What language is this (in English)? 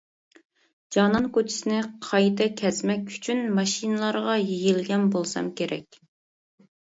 Uyghur